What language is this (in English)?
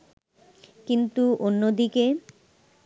Bangla